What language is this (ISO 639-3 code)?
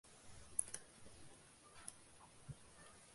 uzb